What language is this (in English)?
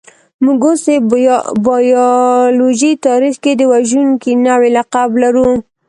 Pashto